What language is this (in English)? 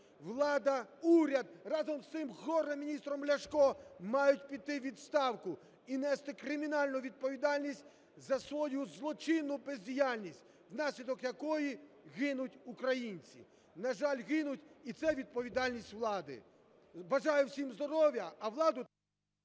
Ukrainian